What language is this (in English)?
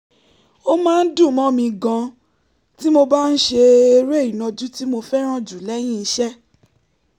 Yoruba